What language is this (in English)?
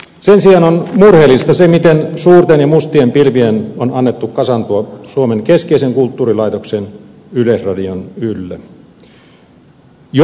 Finnish